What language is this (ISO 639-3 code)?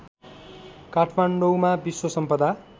nep